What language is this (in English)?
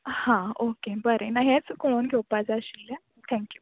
Konkani